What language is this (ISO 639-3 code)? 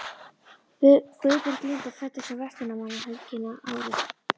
isl